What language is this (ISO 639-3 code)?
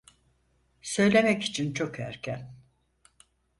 tur